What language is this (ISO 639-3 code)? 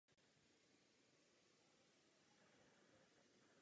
ces